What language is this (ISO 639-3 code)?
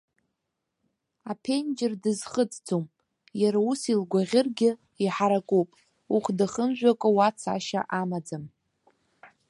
abk